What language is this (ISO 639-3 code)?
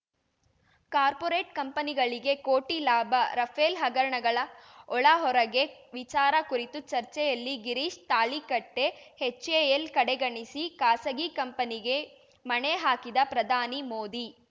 kan